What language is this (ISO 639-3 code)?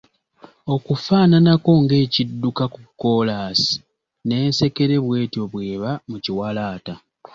lug